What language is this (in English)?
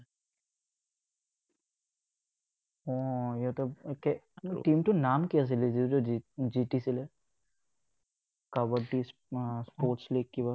Assamese